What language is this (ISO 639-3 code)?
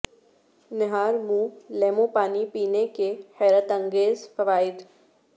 urd